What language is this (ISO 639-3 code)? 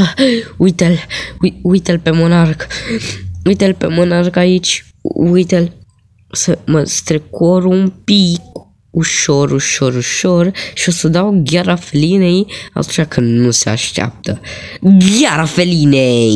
ron